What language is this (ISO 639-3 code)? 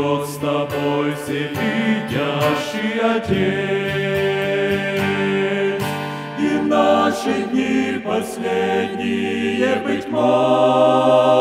ron